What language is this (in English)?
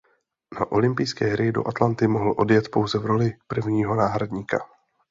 Czech